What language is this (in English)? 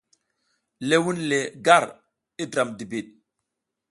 South Giziga